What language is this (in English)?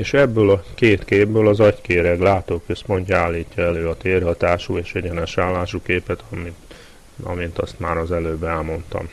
Hungarian